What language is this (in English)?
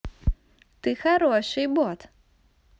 Russian